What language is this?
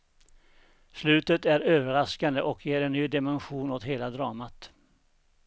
Swedish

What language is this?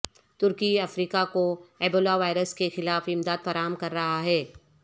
Urdu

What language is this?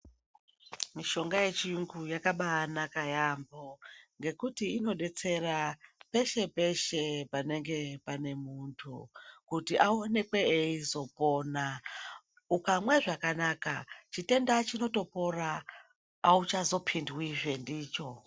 Ndau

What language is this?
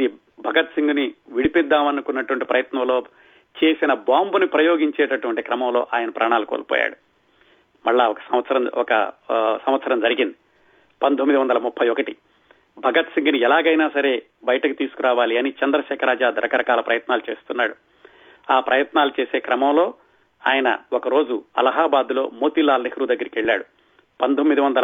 Telugu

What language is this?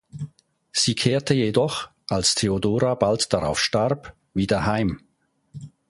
German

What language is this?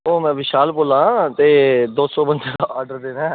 Dogri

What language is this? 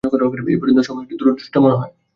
Bangla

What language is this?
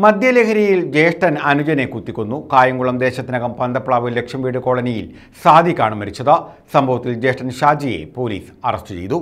Malayalam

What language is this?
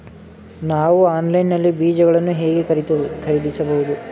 Kannada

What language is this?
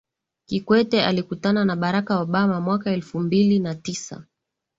Swahili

